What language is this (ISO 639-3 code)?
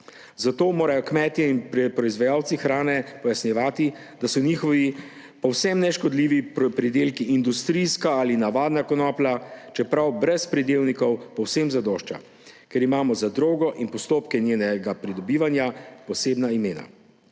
slv